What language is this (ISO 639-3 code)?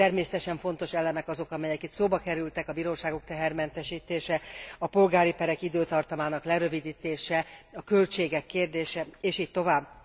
hun